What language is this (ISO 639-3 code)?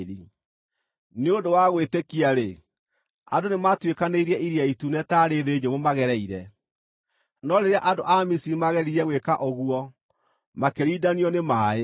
kik